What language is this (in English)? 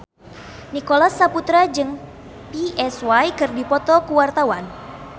Sundanese